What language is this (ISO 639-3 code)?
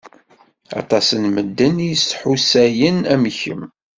kab